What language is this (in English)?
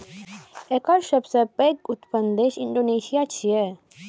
Maithili